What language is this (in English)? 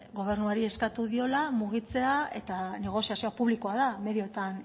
Basque